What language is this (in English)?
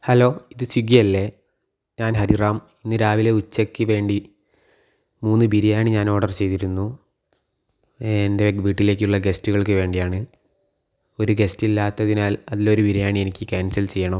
Malayalam